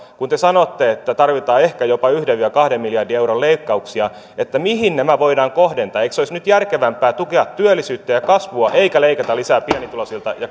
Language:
Finnish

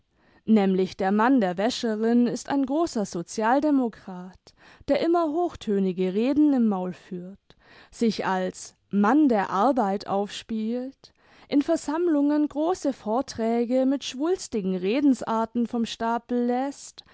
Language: German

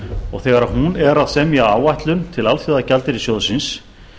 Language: Icelandic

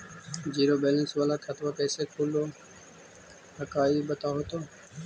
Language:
Magahi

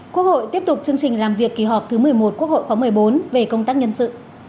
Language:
Vietnamese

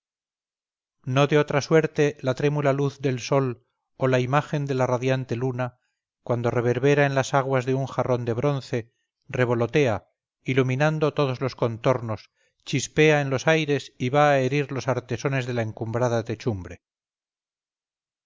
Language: Spanish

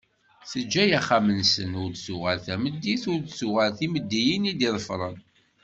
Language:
Kabyle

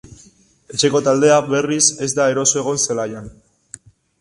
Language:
Basque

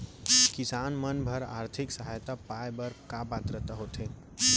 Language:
Chhattisgarhi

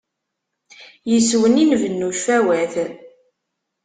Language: Kabyle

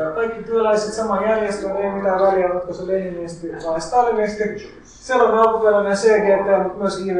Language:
Finnish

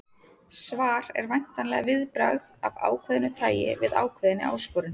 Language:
Icelandic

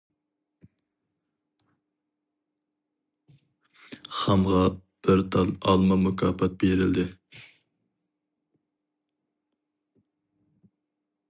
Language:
Uyghur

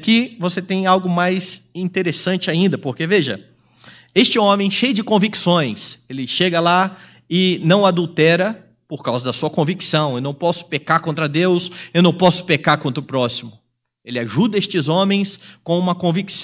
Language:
Portuguese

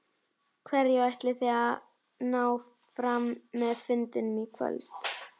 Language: Icelandic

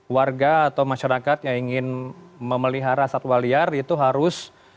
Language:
Indonesian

